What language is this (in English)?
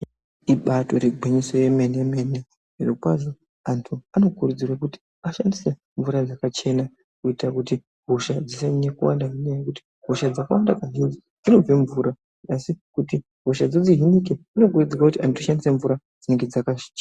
Ndau